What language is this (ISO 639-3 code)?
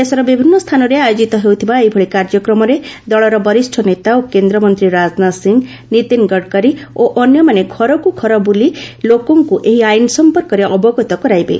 ori